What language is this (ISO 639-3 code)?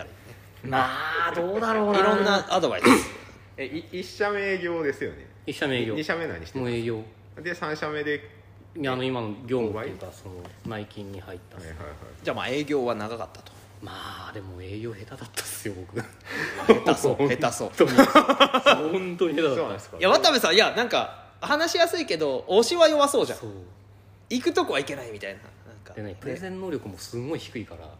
jpn